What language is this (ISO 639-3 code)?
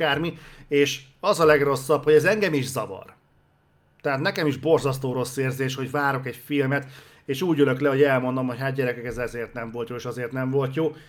hun